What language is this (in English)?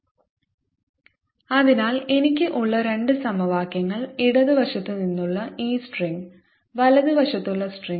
Malayalam